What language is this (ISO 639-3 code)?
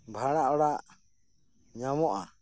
sat